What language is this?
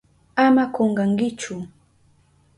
Southern Pastaza Quechua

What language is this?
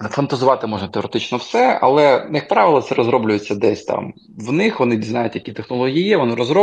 Ukrainian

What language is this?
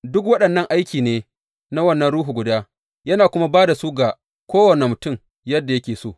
Hausa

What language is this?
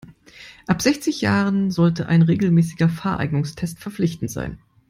German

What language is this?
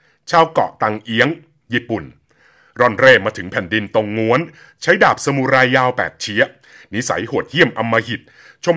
Thai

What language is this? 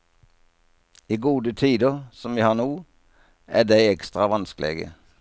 Norwegian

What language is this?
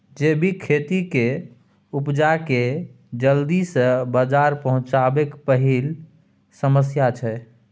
Maithili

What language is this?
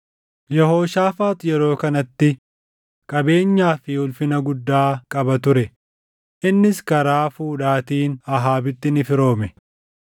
Oromo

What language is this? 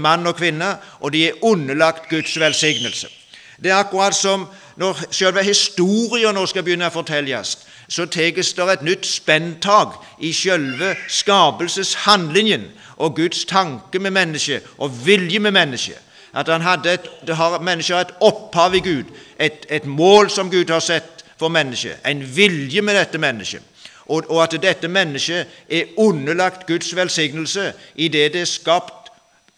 Norwegian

